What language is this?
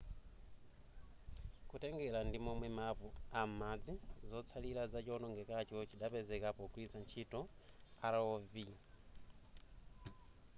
Nyanja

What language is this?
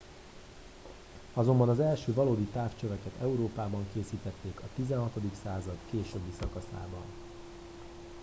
Hungarian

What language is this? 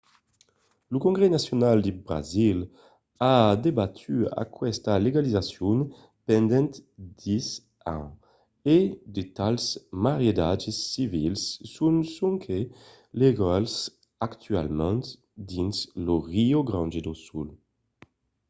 Occitan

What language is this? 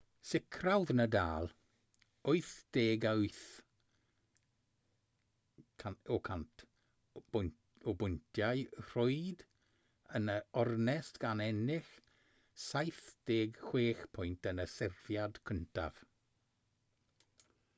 Welsh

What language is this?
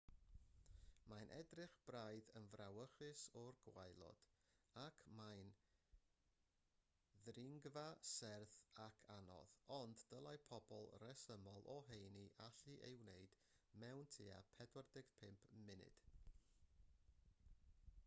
Welsh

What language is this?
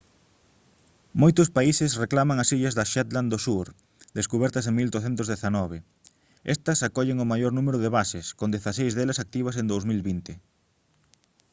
Galician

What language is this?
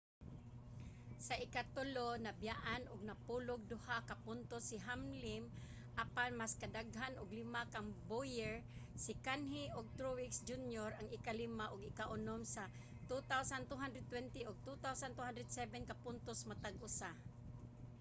Cebuano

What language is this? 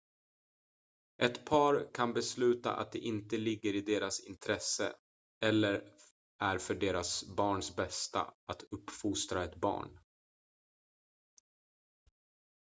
Swedish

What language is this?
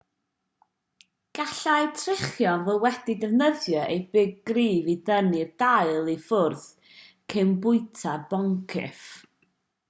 Welsh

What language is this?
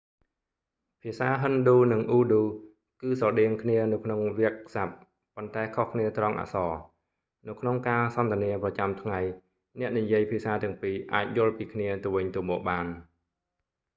Khmer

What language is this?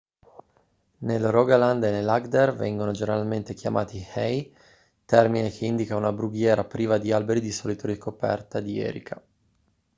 Italian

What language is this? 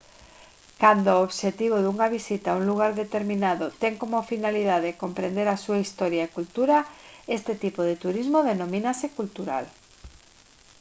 Galician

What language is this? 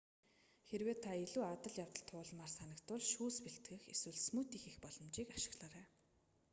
Mongolian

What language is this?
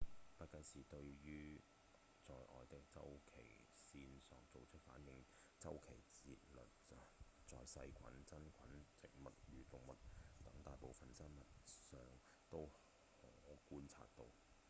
Cantonese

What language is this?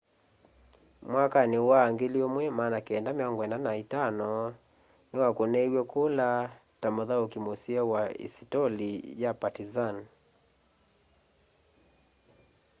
Kamba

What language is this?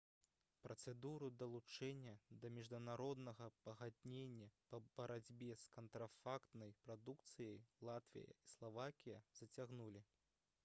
Belarusian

